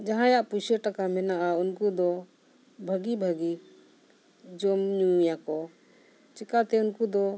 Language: Santali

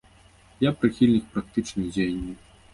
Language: Belarusian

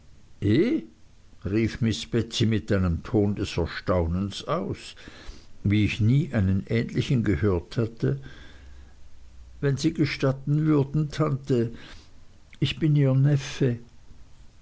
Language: German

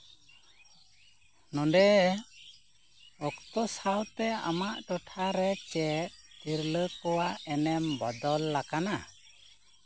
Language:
Santali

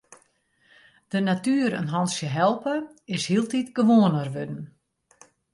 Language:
Western Frisian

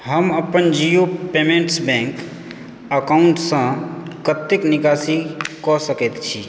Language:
Maithili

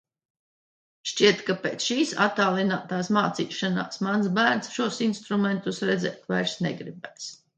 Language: Latvian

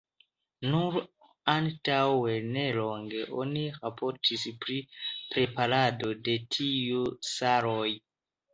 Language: Esperanto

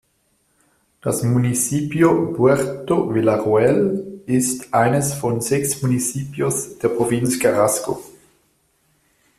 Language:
German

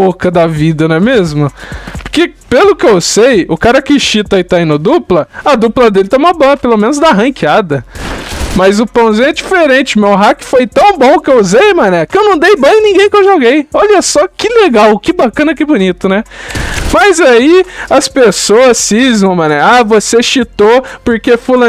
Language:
Portuguese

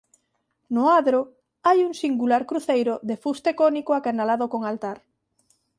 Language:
Galician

